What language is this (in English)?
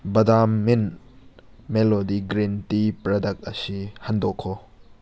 Manipuri